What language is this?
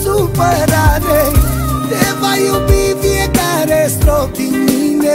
Romanian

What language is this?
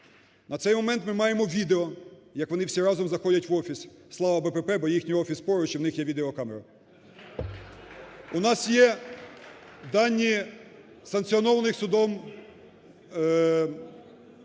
Ukrainian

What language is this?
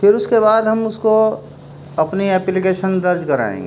Urdu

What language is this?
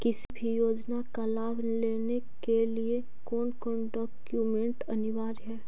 Magahi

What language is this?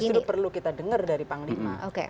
Indonesian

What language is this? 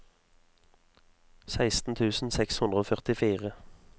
Norwegian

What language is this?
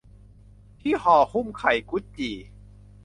Thai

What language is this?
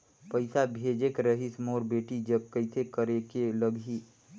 Chhattisgarhi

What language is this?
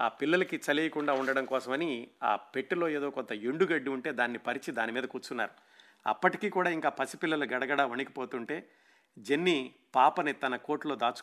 Telugu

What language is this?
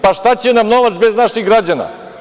Serbian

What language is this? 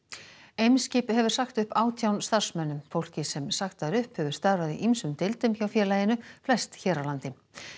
Icelandic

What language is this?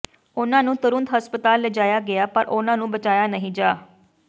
Punjabi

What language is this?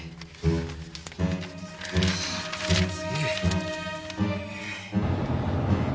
Japanese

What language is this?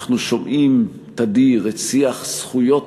Hebrew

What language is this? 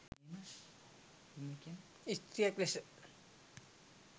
Sinhala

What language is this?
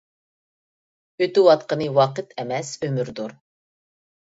Uyghur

